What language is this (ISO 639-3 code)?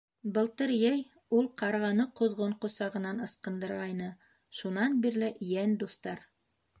bak